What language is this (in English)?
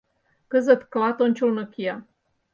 Mari